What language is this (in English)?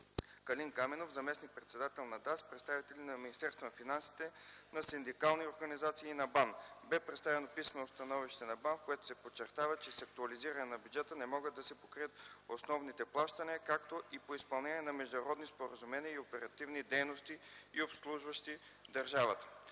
Bulgarian